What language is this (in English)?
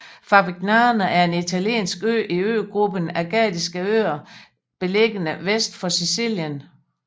Danish